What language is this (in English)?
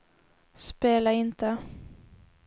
Swedish